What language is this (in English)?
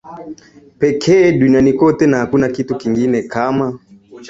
Swahili